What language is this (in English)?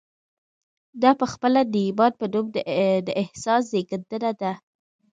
Pashto